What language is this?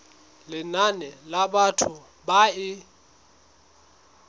Southern Sotho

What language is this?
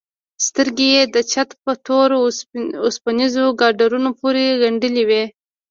Pashto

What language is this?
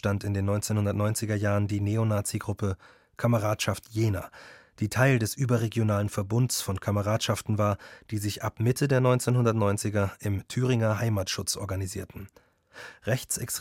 German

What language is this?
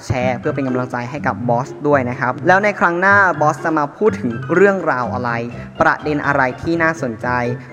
Thai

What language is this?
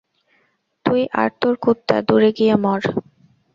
Bangla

